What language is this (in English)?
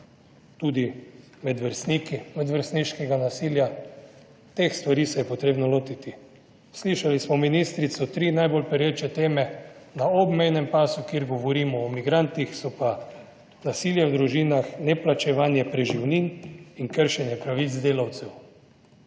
Slovenian